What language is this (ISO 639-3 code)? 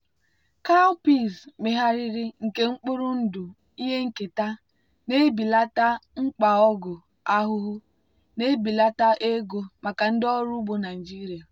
ibo